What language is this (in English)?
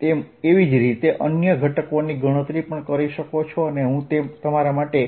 Gujarati